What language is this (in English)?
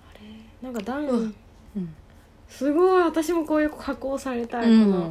Japanese